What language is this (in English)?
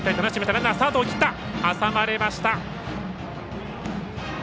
Japanese